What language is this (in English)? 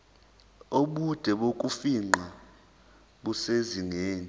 Zulu